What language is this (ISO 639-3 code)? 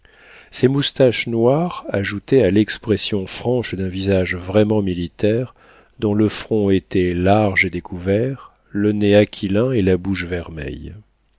fra